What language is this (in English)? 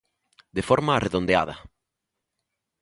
Galician